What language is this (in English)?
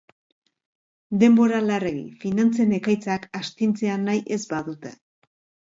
Basque